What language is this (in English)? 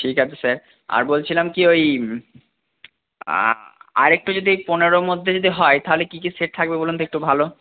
Bangla